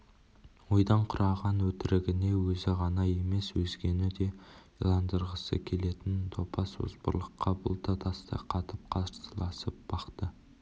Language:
Kazakh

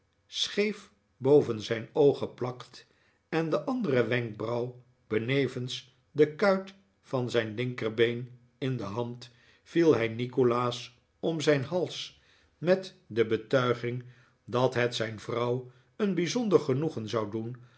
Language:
Dutch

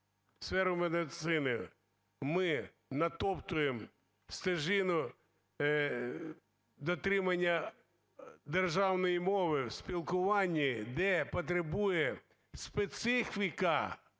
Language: Ukrainian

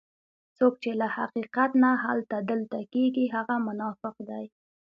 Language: Pashto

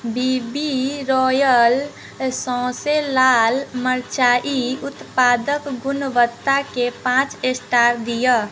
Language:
Maithili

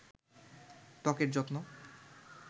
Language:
Bangla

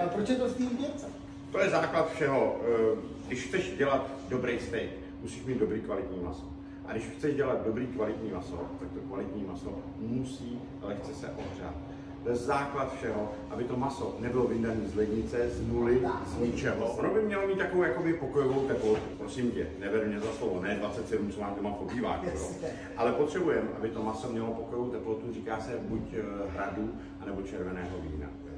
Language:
Czech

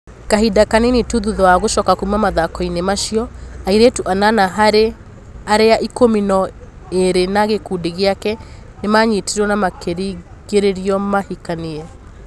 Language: Kikuyu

